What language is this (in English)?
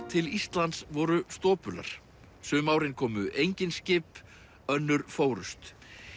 Icelandic